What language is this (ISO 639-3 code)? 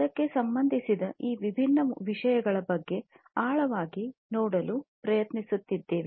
kan